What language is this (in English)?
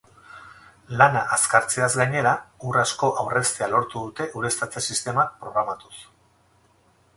Basque